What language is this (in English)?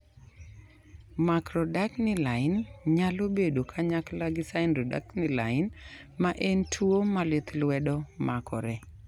Luo (Kenya and Tanzania)